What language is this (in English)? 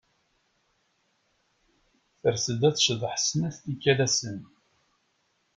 Kabyle